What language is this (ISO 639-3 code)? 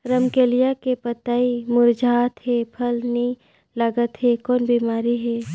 hne